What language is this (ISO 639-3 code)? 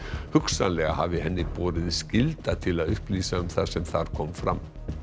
isl